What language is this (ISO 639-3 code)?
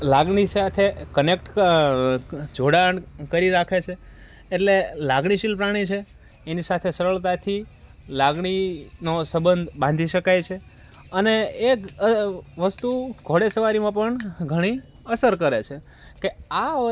guj